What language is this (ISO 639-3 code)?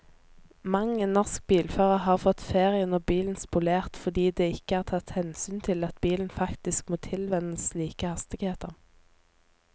nor